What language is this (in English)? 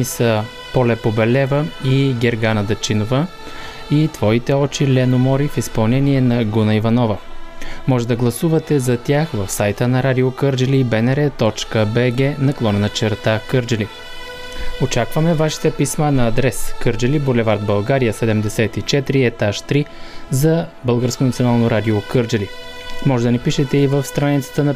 Bulgarian